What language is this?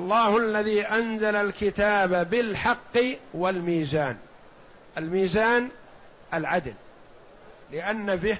Arabic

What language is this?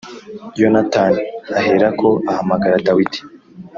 Kinyarwanda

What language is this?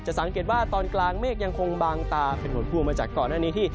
Thai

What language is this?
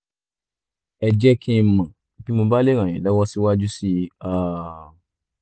Yoruba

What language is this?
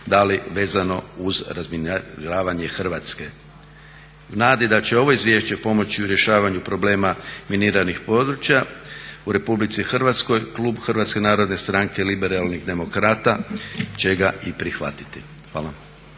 Croatian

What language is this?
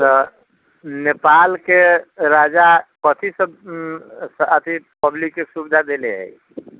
Maithili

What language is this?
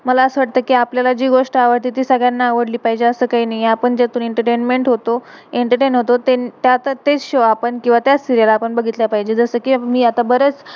Marathi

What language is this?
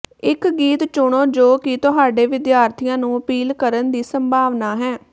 Punjabi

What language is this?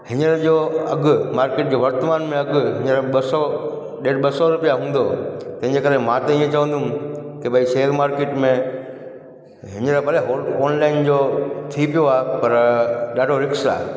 Sindhi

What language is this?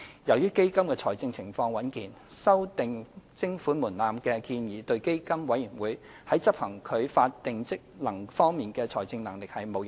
Cantonese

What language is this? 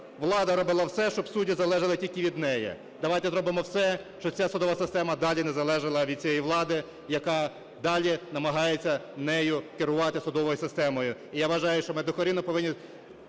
Ukrainian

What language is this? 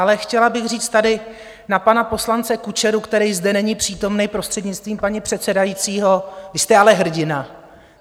Czech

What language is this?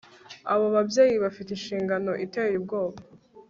Kinyarwanda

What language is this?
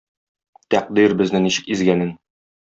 Tatar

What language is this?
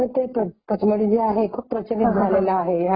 Marathi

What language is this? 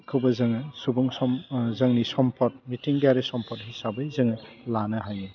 Bodo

